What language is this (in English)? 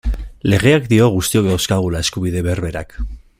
Basque